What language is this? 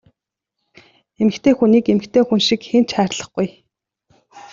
Mongolian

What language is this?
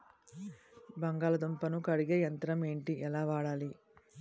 Telugu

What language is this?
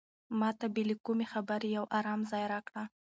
Pashto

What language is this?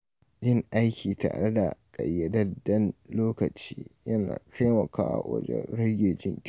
Hausa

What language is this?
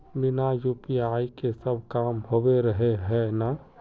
Magahi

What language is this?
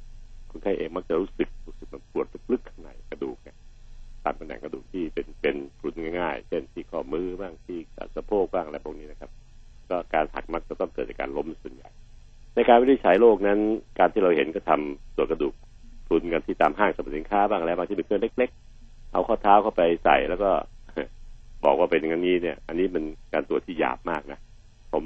Thai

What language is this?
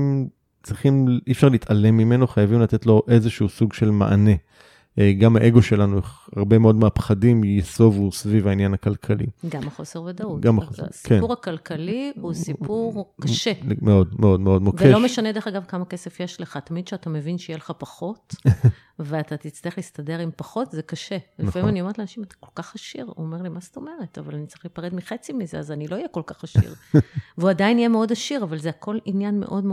Hebrew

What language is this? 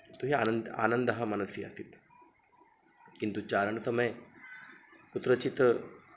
Sanskrit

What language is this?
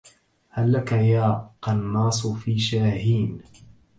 Arabic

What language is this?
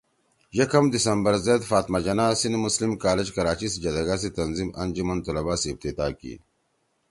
Torwali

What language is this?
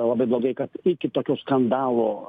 Lithuanian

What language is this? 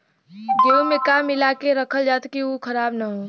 Bhojpuri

